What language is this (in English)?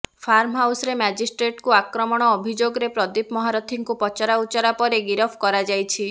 Odia